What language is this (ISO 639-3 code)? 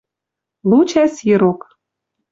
mrj